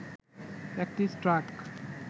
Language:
Bangla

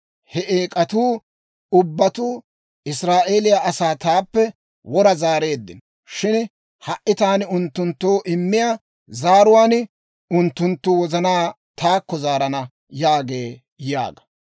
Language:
Dawro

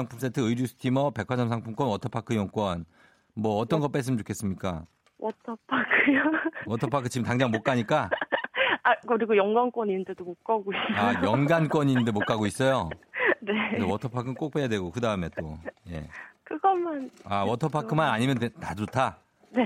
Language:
Korean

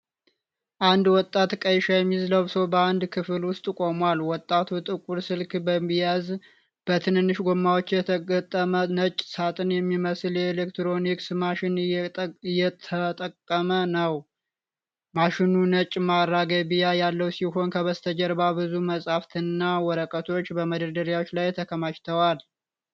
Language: Amharic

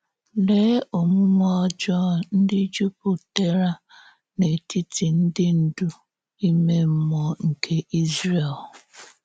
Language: Igbo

